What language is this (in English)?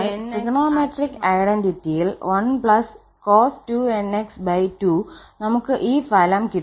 Malayalam